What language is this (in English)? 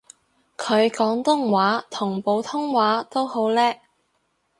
Cantonese